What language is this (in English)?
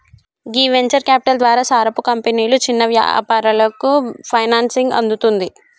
Telugu